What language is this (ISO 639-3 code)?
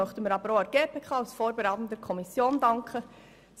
gsw